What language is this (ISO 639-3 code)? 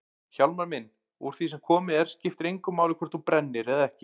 isl